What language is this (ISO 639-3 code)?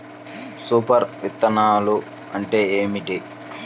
tel